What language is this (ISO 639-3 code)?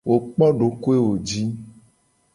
gej